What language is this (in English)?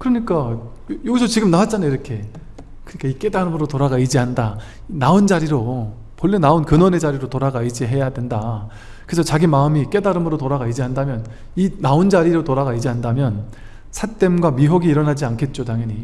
Korean